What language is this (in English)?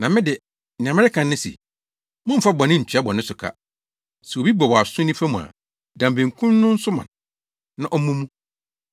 Akan